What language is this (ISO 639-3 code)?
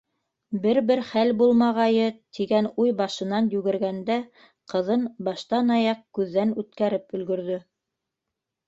bak